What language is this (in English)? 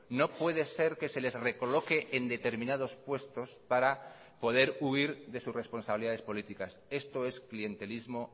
Spanish